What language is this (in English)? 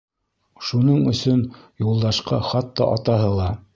Bashkir